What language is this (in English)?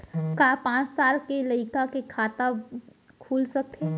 Chhattisgarhi